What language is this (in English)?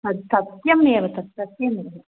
Sanskrit